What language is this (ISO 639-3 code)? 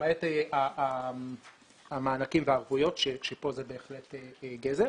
heb